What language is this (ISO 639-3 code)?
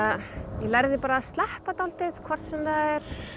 isl